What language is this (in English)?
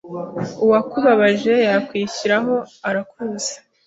Kinyarwanda